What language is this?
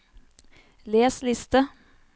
Norwegian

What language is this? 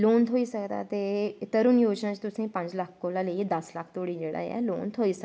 Dogri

